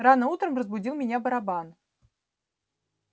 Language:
Russian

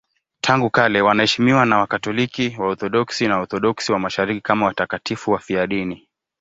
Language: Swahili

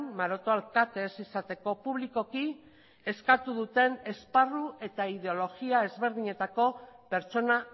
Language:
Basque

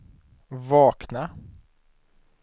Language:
Swedish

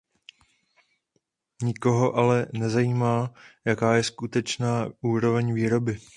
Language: Czech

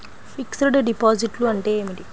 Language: Telugu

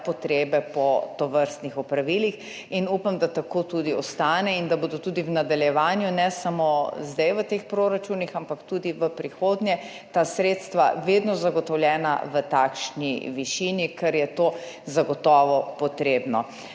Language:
Slovenian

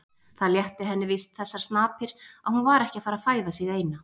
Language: Icelandic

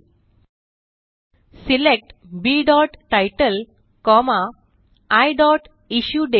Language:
Marathi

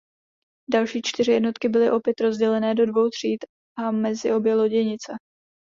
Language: Czech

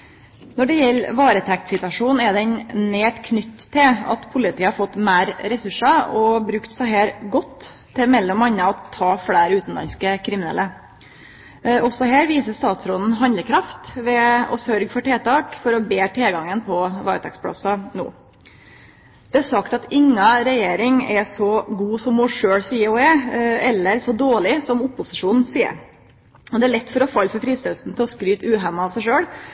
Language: Norwegian Nynorsk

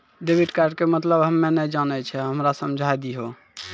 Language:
Maithili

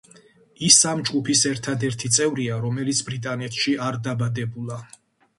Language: Georgian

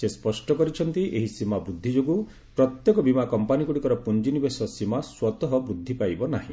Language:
Odia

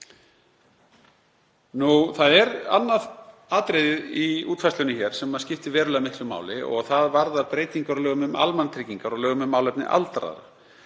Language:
Icelandic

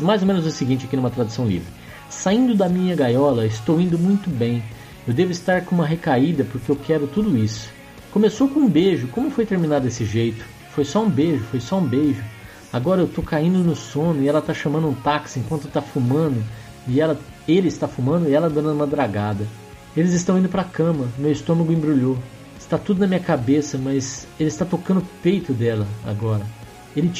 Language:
Portuguese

